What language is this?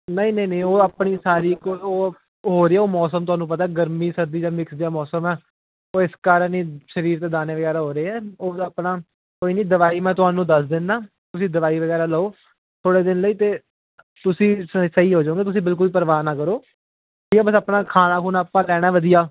Punjabi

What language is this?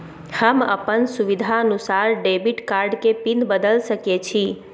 Maithili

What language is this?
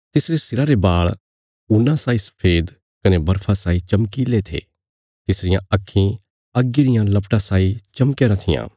Bilaspuri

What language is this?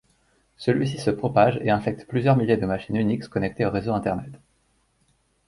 French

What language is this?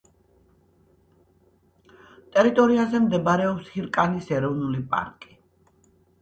Georgian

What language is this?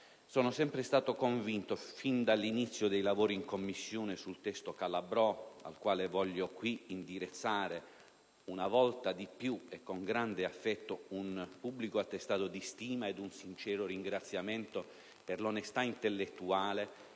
Italian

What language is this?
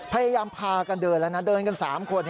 Thai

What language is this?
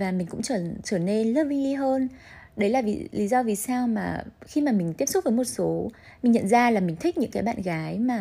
Vietnamese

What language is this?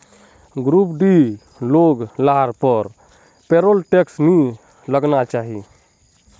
Magahi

